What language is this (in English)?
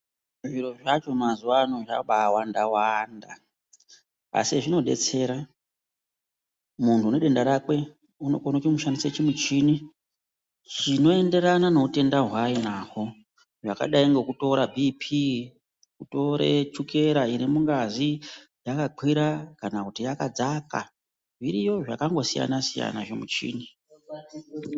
Ndau